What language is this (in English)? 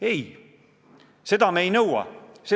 Estonian